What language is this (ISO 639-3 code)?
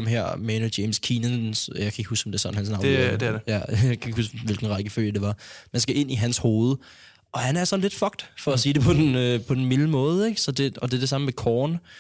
dan